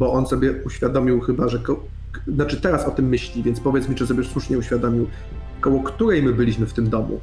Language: Polish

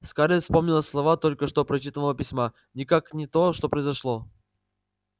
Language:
Russian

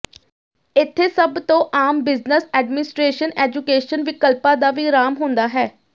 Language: Punjabi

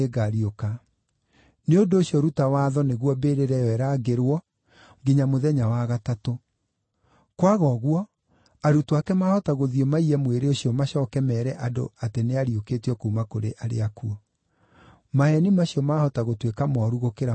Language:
Kikuyu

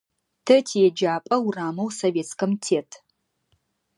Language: Adyghe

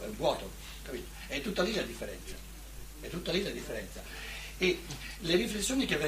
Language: Italian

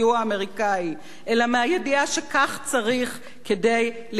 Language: Hebrew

